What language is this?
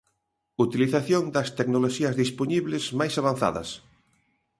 Galician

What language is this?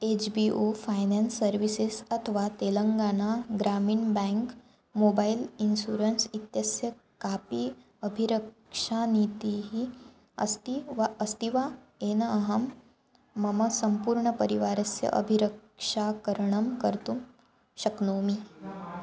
Sanskrit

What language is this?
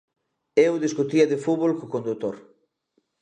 Galician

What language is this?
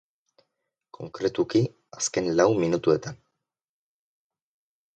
Basque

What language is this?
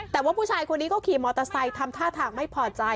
Thai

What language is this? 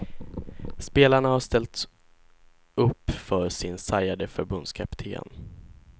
Swedish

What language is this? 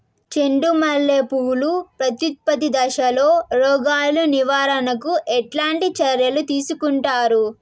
Telugu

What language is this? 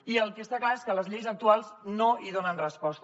Catalan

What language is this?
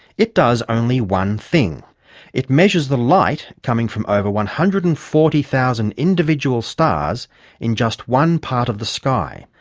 English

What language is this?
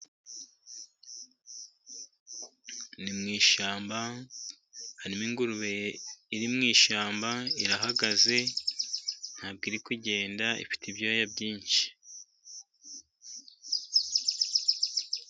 Kinyarwanda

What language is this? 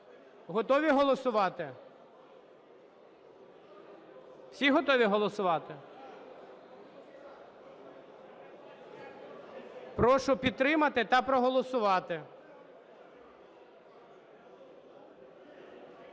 Ukrainian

